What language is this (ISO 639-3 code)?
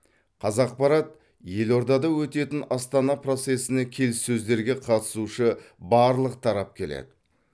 kaz